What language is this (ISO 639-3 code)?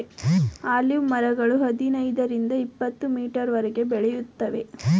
kan